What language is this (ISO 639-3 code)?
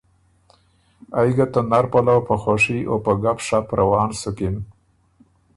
oru